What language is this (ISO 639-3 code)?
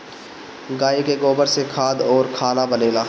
bho